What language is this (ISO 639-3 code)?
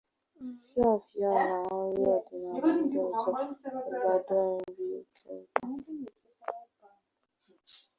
ibo